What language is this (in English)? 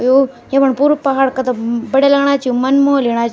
Garhwali